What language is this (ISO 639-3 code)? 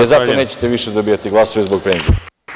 srp